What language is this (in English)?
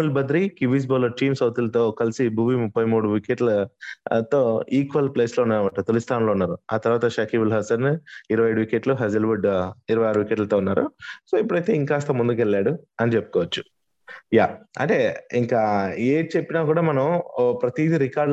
Telugu